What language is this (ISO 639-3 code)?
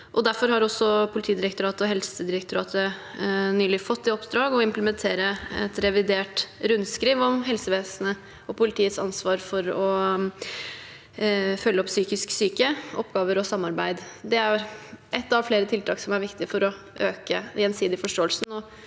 nor